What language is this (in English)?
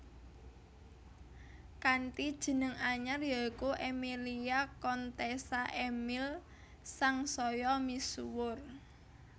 Javanese